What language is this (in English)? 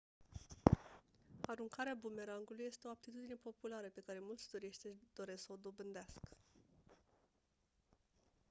Romanian